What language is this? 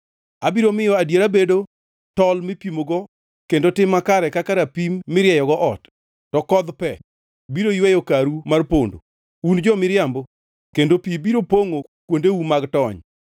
Luo (Kenya and Tanzania)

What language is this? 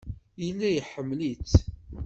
Kabyle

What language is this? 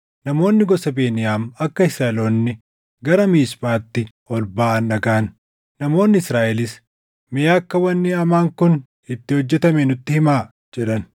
Oromo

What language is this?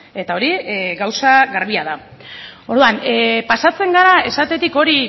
Basque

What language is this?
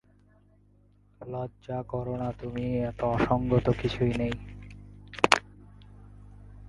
Bangla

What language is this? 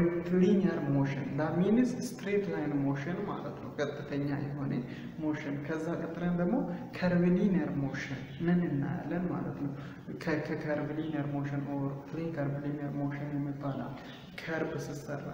English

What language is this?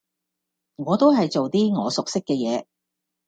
Cantonese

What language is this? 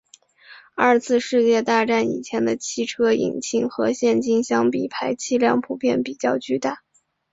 Chinese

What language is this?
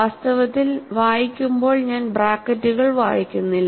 Malayalam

